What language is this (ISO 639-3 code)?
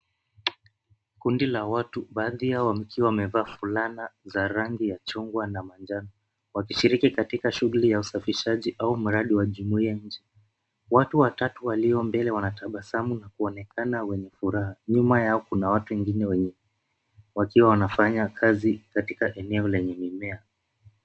swa